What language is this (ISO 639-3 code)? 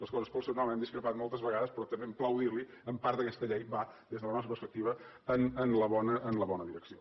cat